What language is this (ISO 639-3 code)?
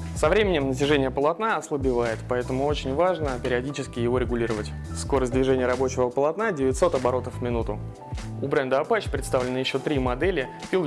rus